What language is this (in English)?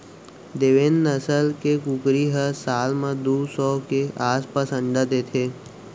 Chhattisgarhi